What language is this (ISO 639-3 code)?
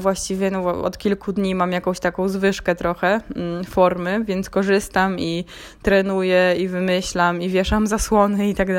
pol